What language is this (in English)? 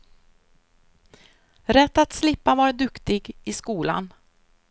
Swedish